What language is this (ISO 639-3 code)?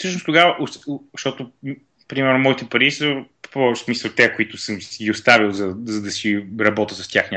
bul